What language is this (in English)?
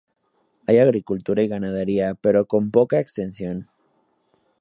Spanish